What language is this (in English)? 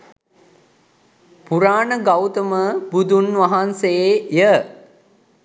Sinhala